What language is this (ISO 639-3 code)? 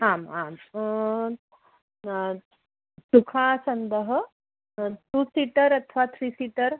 san